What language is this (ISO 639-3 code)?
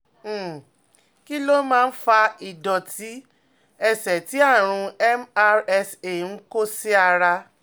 yor